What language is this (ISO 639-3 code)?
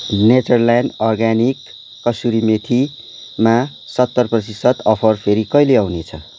nep